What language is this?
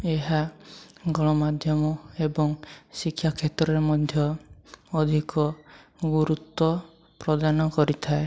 Odia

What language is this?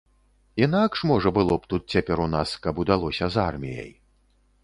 Belarusian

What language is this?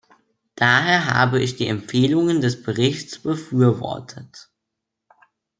German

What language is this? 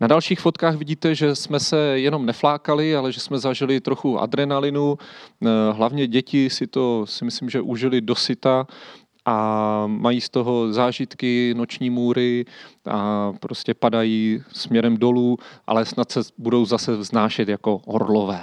Czech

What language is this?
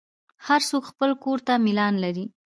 Pashto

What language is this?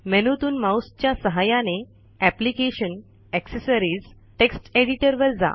Marathi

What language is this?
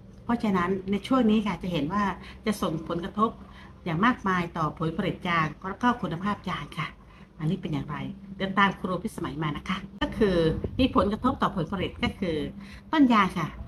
Thai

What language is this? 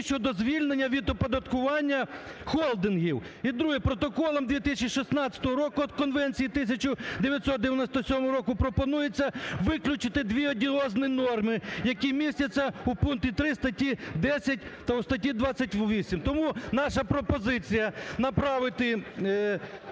Ukrainian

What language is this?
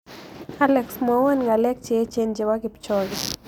Kalenjin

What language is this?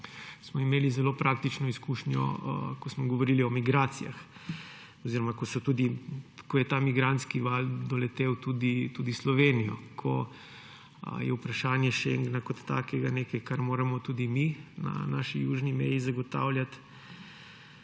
Slovenian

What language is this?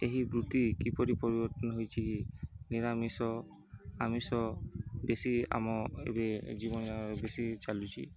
Odia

